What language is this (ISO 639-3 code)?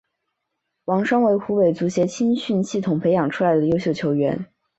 zho